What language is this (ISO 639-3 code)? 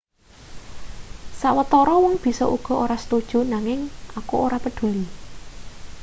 jav